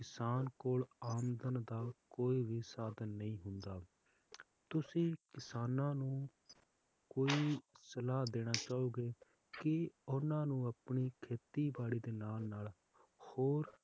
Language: Punjabi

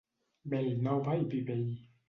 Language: Catalan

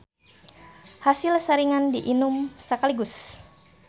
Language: Sundanese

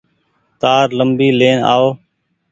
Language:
Goaria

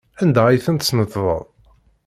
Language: Kabyle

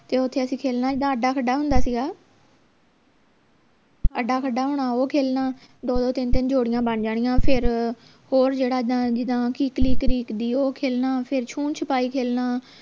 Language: Punjabi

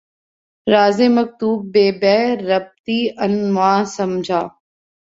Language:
Urdu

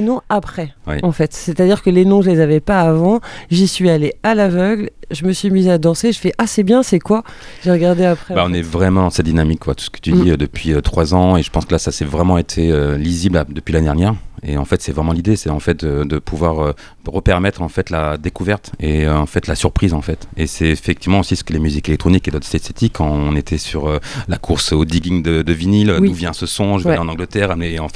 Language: French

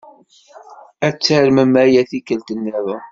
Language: Kabyle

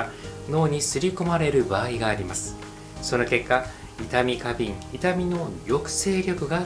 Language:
Japanese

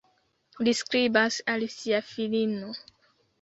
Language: Esperanto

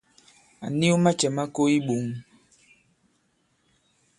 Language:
Bankon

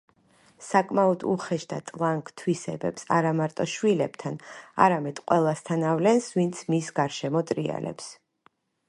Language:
Georgian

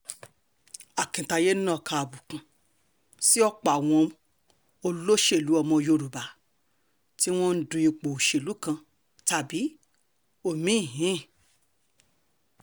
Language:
Yoruba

